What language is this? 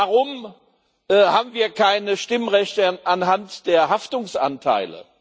German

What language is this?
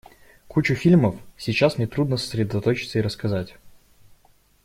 Russian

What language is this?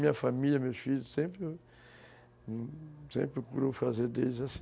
Portuguese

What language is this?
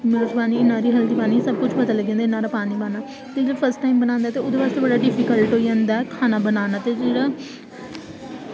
Dogri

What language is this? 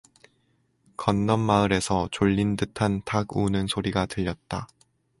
Korean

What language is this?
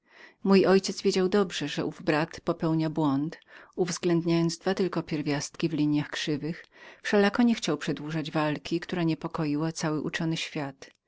Polish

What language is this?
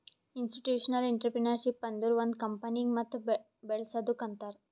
Kannada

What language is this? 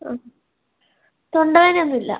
Malayalam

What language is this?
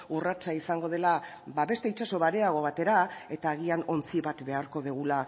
Basque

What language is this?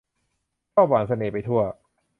Thai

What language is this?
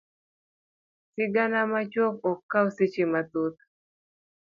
Luo (Kenya and Tanzania)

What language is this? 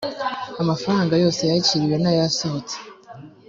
Kinyarwanda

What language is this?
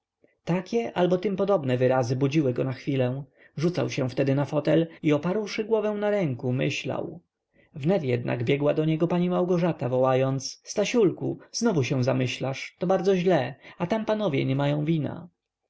Polish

